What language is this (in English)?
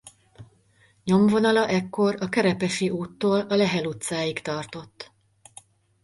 Hungarian